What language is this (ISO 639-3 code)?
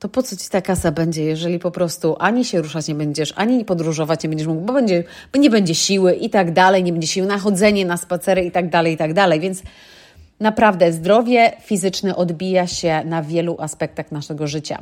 pol